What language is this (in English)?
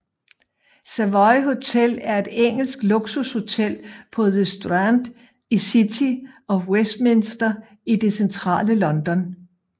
Danish